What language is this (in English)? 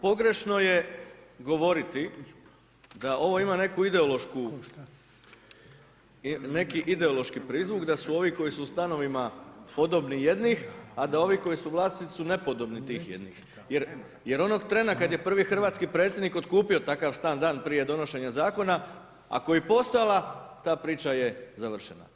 Croatian